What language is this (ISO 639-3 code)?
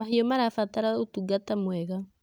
kik